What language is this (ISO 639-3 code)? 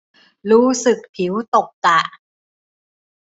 tha